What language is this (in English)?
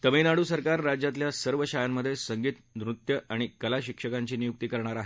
Marathi